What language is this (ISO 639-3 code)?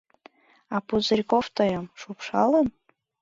chm